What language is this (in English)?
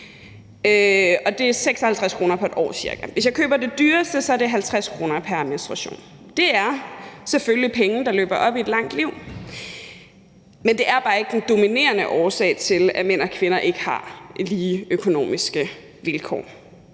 Danish